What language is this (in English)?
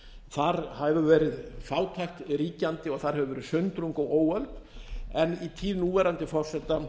Icelandic